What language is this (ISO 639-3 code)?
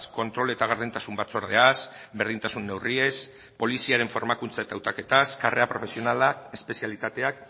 eus